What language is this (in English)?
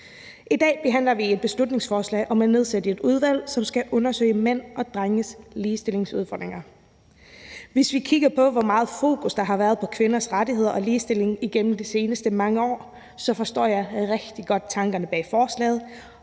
Danish